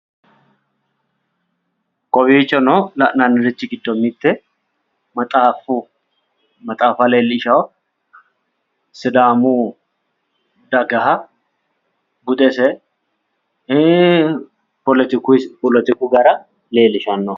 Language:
Sidamo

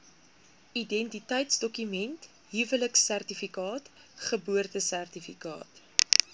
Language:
Afrikaans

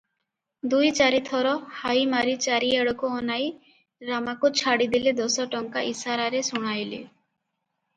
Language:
Odia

